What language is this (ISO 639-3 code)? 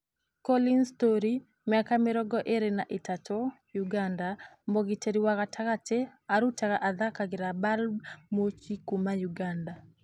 kik